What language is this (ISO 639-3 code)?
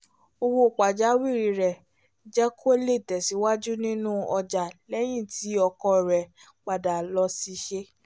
yor